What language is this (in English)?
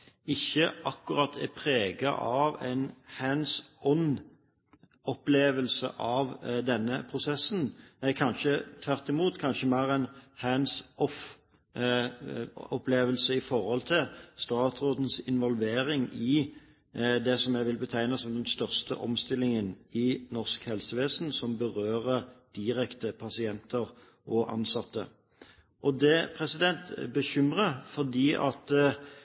Norwegian Bokmål